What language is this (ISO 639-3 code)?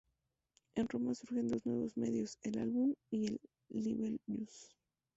spa